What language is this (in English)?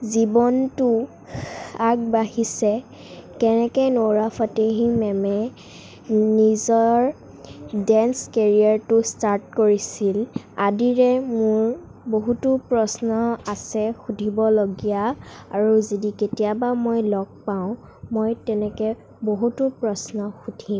Assamese